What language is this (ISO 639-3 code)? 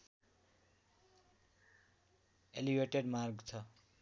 nep